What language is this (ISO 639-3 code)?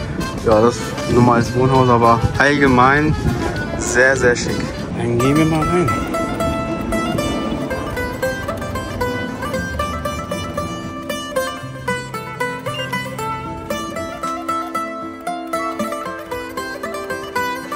deu